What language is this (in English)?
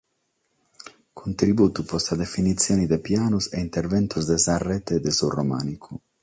Sardinian